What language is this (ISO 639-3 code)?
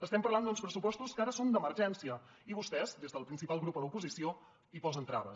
cat